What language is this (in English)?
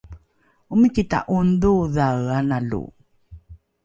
Rukai